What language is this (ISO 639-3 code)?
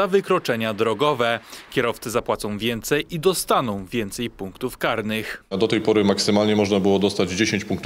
pol